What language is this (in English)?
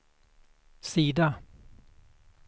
Swedish